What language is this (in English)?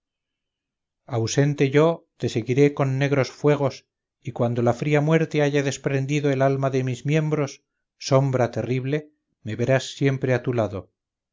Spanish